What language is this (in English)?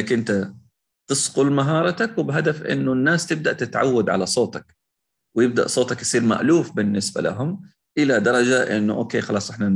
Arabic